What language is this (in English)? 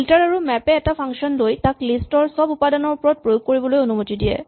Assamese